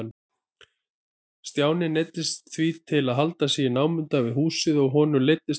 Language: Icelandic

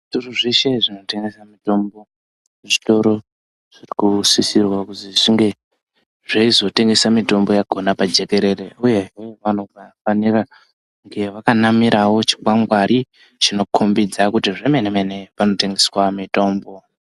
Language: Ndau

